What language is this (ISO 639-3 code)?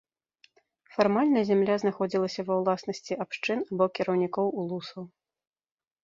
bel